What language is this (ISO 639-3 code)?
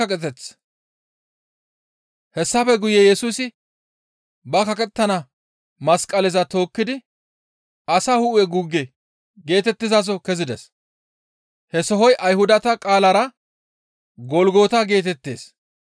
gmv